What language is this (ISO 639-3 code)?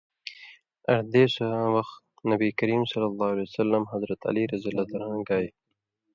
mvy